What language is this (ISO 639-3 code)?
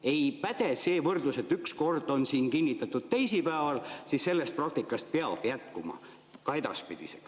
est